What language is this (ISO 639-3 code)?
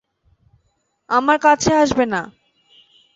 ben